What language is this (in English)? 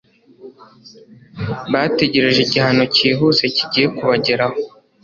Kinyarwanda